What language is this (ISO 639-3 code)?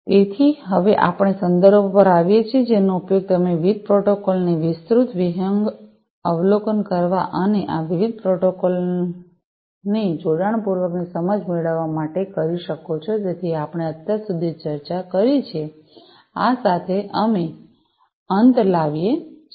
guj